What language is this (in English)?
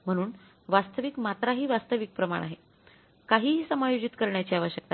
Marathi